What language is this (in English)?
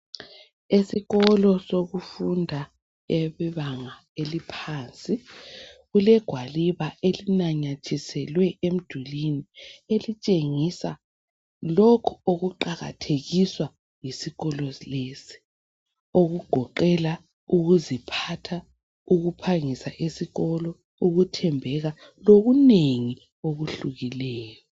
North Ndebele